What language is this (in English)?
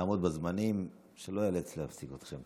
Hebrew